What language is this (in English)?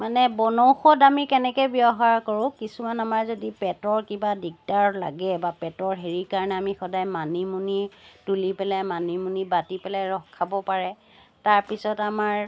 Assamese